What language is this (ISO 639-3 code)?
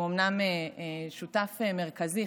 heb